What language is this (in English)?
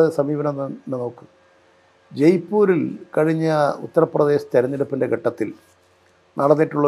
Malayalam